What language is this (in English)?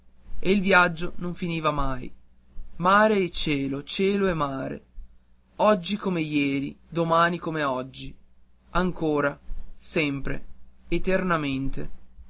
Italian